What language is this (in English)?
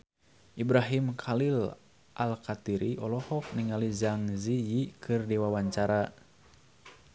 Sundanese